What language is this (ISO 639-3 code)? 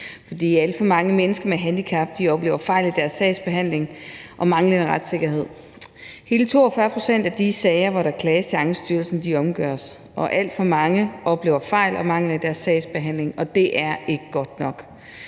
dan